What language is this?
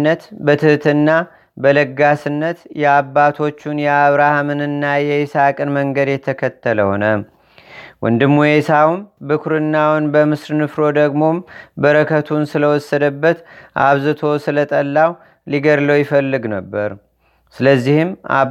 Amharic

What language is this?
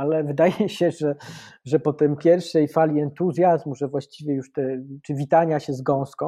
Polish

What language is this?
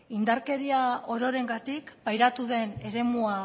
Basque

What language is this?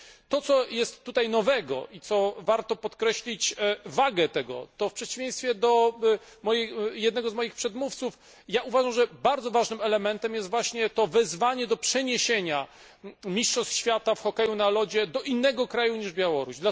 Polish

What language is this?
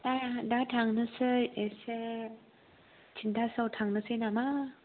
Bodo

